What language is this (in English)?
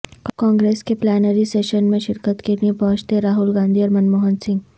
Urdu